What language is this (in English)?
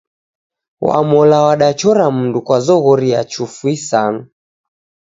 Taita